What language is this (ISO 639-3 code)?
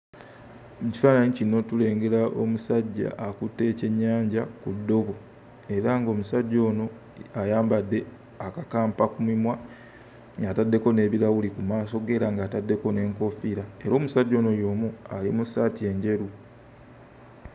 lug